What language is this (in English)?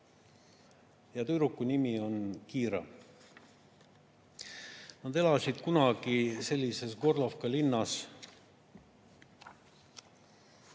Estonian